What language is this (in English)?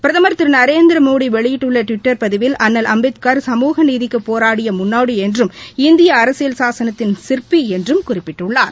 Tamil